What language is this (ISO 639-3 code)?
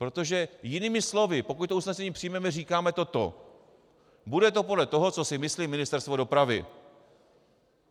ces